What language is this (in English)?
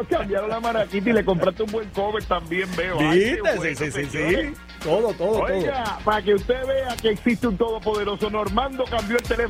Spanish